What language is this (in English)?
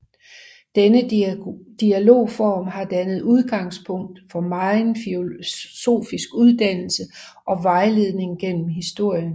Danish